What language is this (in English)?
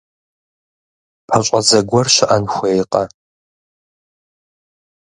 Kabardian